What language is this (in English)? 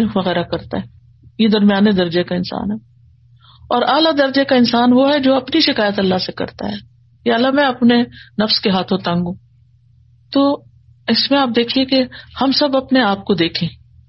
Urdu